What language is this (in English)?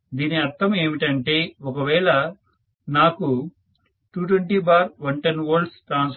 Telugu